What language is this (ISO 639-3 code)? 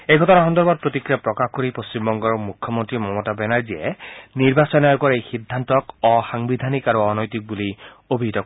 asm